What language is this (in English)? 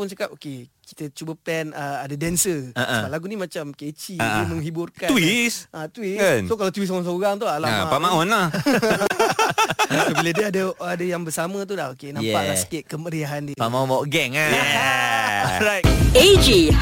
Malay